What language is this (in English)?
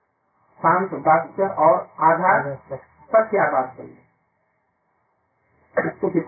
Hindi